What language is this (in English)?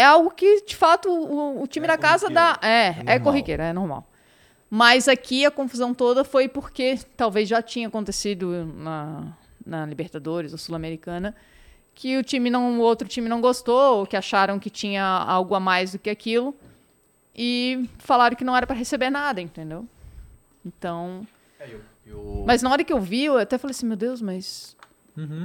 Portuguese